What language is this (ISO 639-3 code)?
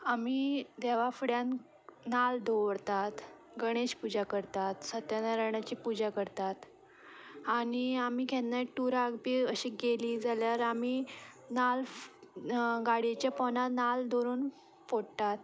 kok